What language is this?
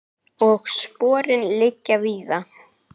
Icelandic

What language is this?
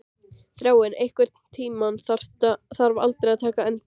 Icelandic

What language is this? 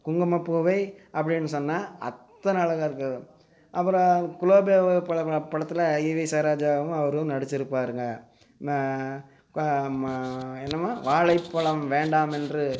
Tamil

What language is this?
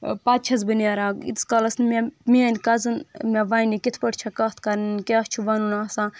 Kashmiri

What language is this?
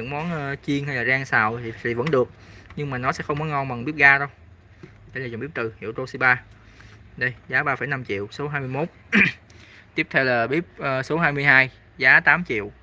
Vietnamese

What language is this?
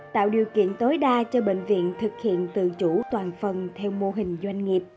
Vietnamese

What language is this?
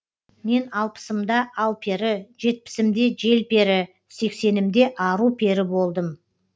Kazakh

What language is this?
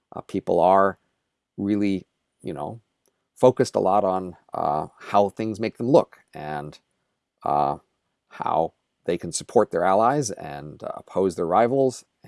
English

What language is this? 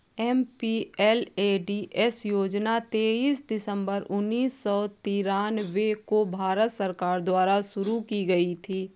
Hindi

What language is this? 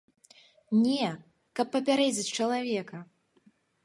Belarusian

